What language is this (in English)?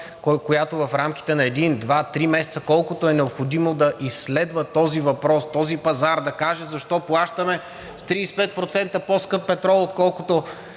Bulgarian